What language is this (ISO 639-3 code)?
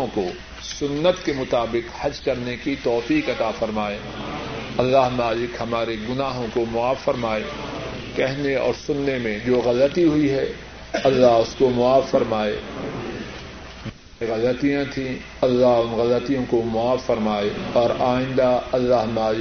urd